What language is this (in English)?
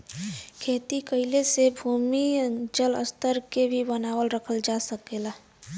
Bhojpuri